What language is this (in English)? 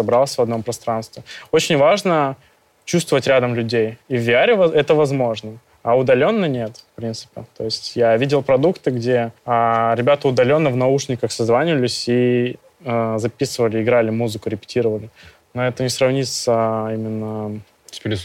Russian